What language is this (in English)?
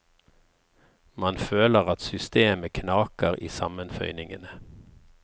Norwegian